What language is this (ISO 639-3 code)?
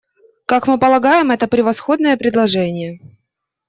rus